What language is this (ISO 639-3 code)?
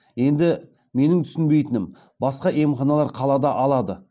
kaz